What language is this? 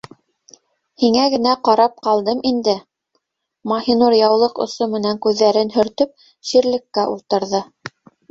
Bashkir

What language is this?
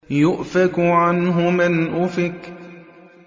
Arabic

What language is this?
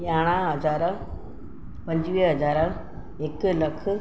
Sindhi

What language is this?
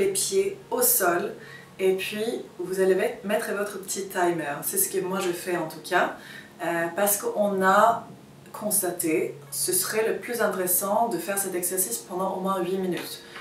French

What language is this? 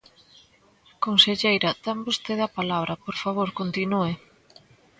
Galician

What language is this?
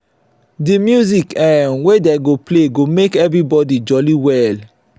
Nigerian Pidgin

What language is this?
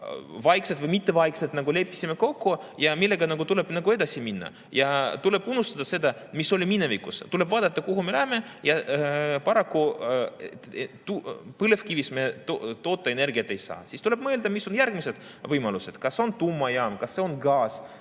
Estonian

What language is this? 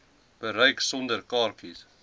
Afrikaans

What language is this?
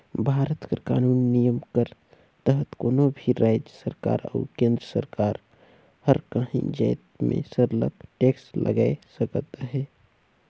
Chhattisgarhi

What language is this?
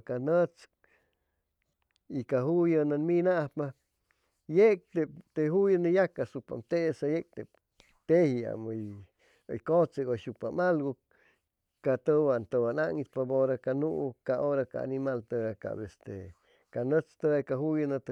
Chimalapa Zoque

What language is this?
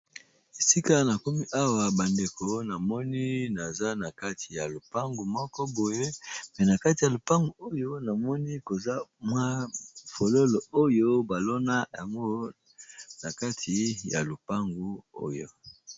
Lingala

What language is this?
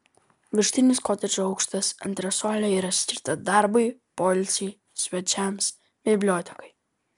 Lithuanian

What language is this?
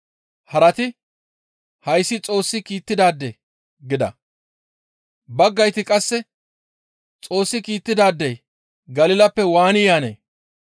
Gamo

